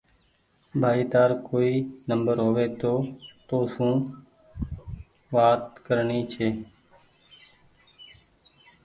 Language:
Goaria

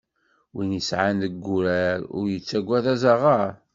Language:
Kabyle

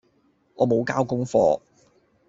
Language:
Cantonese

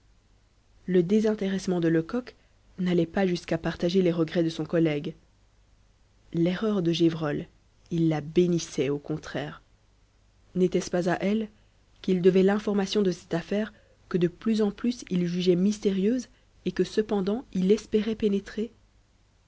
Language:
French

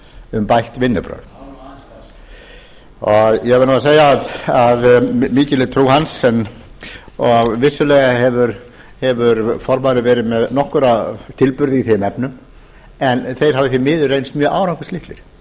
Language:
Icelandic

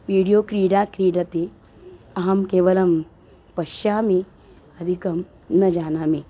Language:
Sanskrit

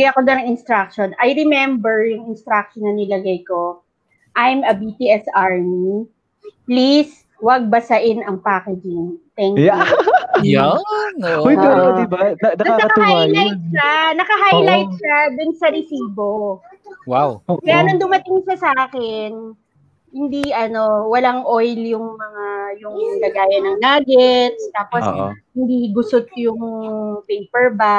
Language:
Filipino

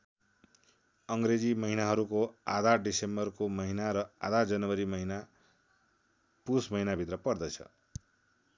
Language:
Nepali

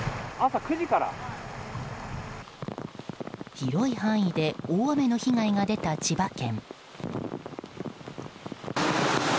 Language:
Japanese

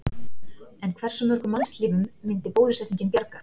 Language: Icelandic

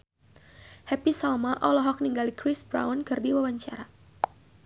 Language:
Sundanese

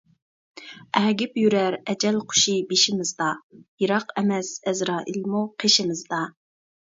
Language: Uyghur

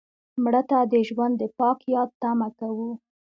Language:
Pashto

